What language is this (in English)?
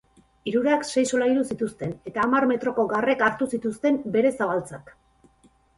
Basque